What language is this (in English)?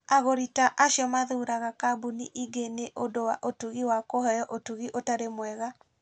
Kikuyu